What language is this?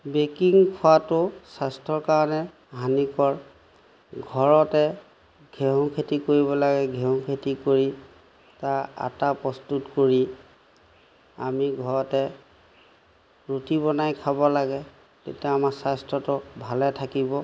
Assamese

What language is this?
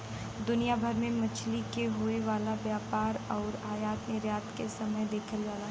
Bhojpuri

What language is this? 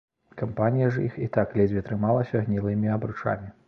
Belarusian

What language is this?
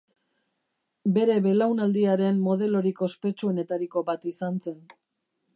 Basque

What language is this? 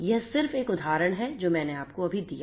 Hindi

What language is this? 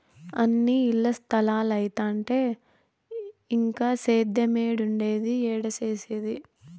Telugu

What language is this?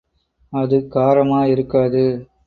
Tamil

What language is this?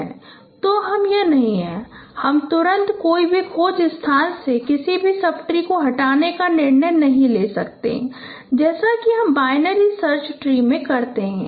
Hindi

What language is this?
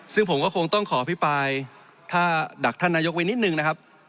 Thai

